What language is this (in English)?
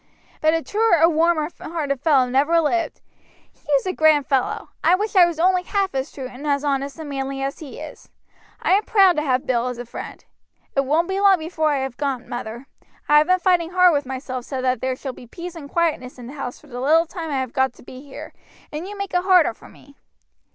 English